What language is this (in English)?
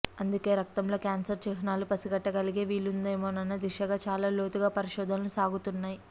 Telugu